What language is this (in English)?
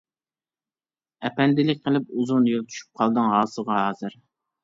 Uyghur